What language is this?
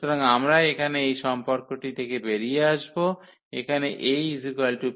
Bangla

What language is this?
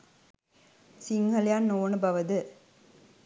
Sinhala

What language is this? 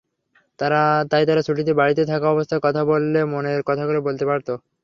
Bangla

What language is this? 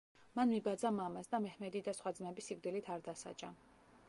Georgian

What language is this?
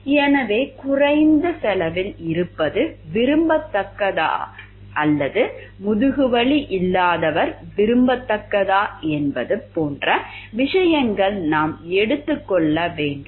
Tamil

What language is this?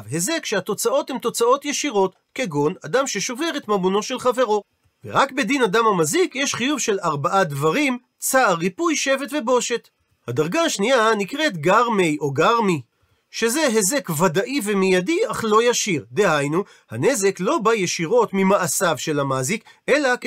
Hebrew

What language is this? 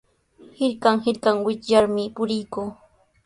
Sihuas Ancash Quechua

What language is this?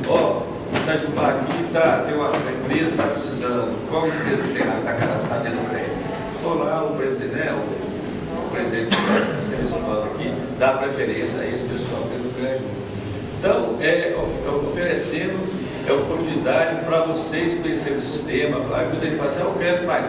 Portuguese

